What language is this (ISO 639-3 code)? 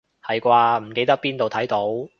yue